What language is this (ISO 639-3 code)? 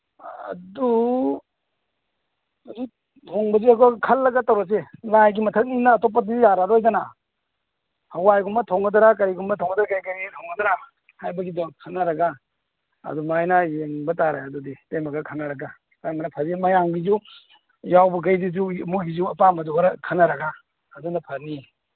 mni